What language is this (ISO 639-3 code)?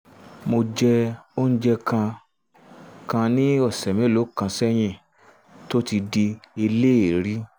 yor